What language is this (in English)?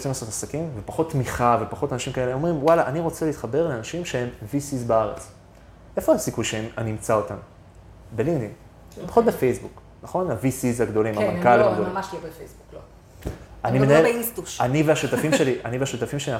Hebrew